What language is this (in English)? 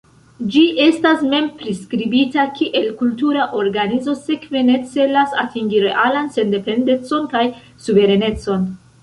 Esperanto